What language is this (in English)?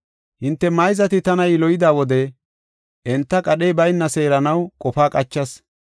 Gofa